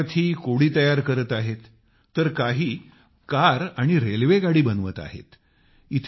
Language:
Marathi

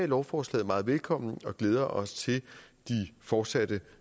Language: Danish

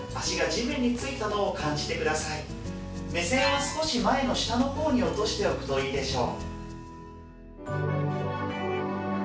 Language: Japanese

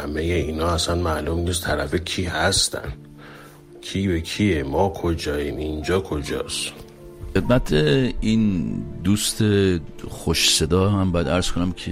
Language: Persian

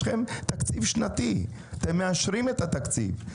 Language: Hebrew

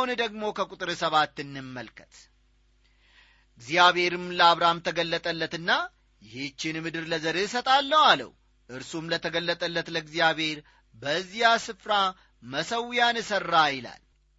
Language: Amharic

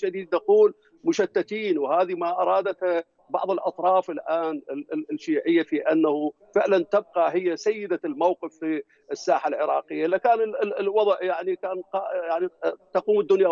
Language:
Arabic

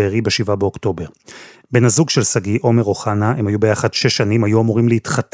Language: Hebrew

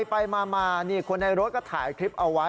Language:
Thai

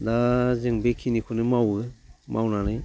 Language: Bodo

